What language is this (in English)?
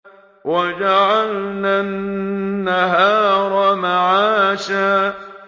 Arabic